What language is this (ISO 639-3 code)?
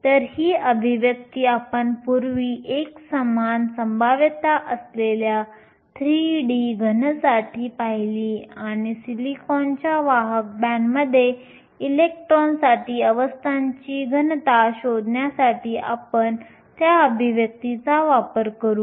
mar